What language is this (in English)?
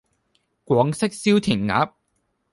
Cantonese